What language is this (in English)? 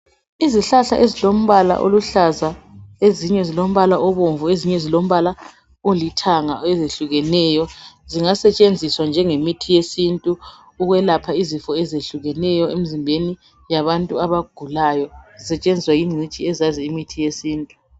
North Ndebele